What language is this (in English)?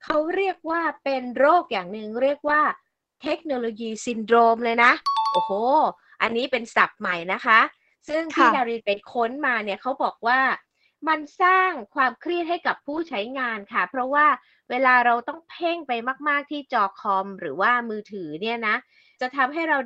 Thai